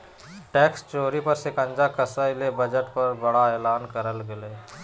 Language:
Magahi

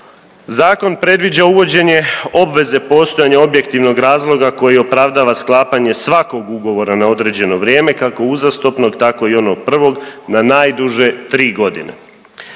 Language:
Croatian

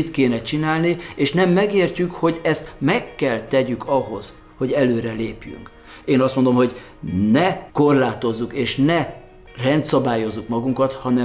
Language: Hungarian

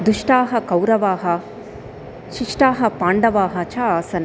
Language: Sanskrit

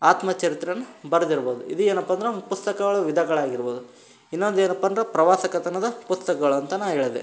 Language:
Kannada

